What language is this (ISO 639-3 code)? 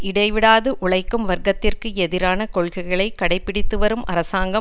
tam